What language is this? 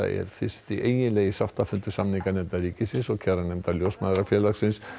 Icelandic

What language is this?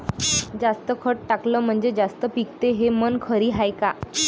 Marathi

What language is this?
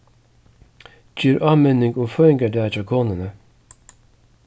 Faroese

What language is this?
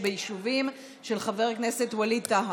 Hebrew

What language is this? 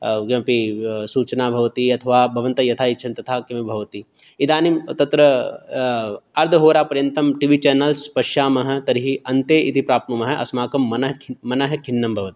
Sanskrit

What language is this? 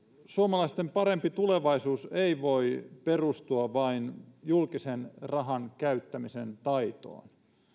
Finnish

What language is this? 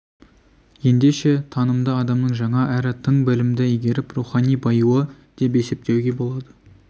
Kazakh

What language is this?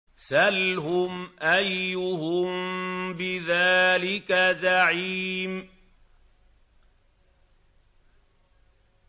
Arabic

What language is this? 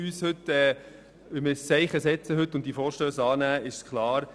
Swiss German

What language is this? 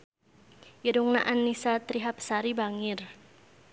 Sundanese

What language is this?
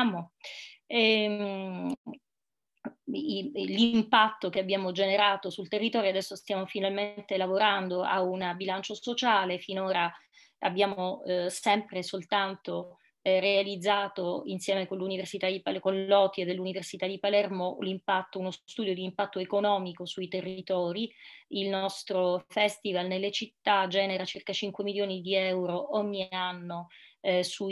Italian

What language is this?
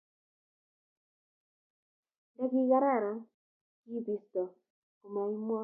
Kalenjin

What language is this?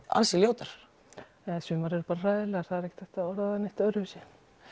Icelandic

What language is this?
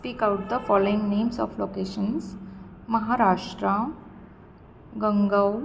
Marathi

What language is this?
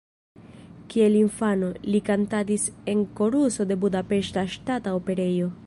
Esperanto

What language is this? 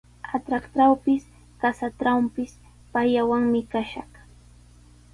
Sihuas Ancash Quechua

